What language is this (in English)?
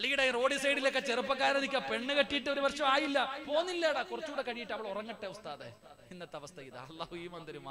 Arabic